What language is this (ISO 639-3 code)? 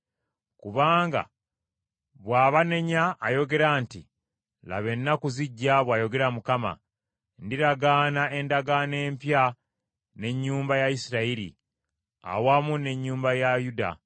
lug